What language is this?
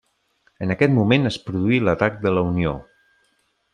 Catalan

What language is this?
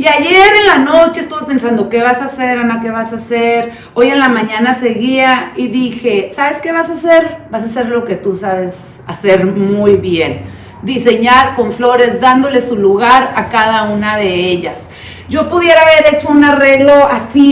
Spanish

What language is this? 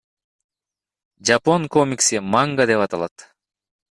Kyrgyz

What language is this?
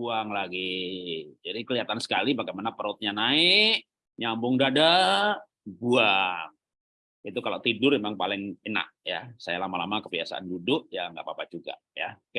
Indonesian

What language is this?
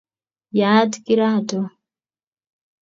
Kalenjin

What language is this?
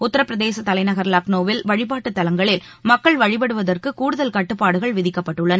Tamil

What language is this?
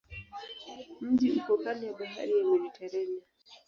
Swahili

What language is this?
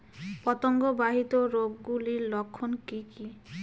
Bangla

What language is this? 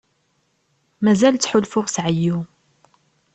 Kabyle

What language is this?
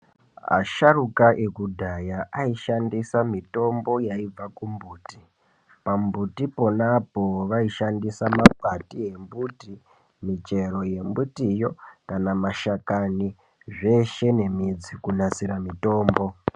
Ndau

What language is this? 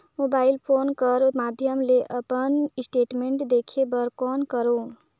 Chhattisgarhi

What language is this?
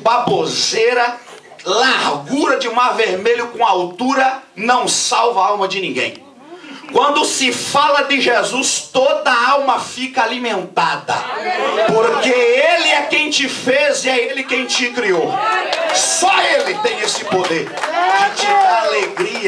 Portuguese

